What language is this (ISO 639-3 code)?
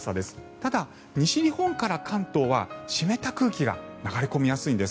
jpn